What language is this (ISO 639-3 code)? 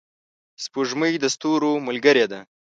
pus